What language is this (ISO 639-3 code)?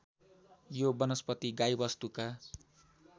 nep